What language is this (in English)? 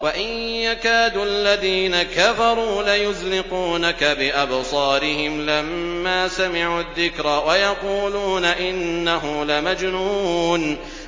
Arabic